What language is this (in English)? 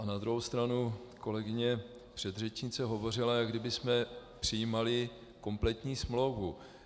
Czech